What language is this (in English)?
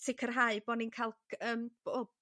Welsh